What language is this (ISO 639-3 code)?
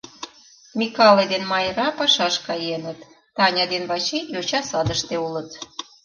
chm